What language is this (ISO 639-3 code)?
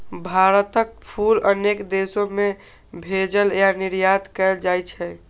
mai